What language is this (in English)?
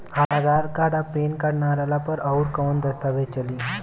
Bhojpuri